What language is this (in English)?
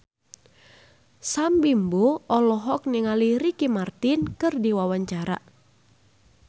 Sundanese